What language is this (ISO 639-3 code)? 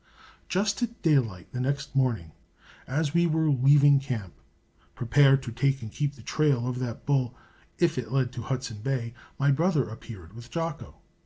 eng